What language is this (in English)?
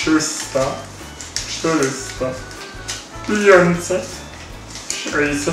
Polish